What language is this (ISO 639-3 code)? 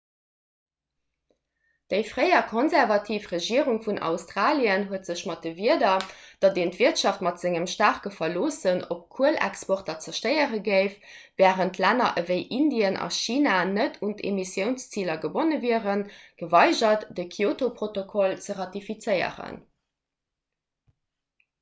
ltz